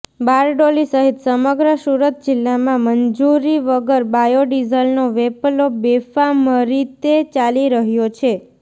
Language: Gujarati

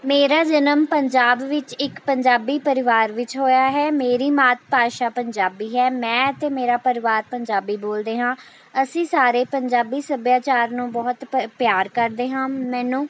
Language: Punjabi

